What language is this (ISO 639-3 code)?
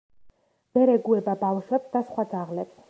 kat